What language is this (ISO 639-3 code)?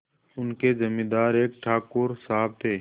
hin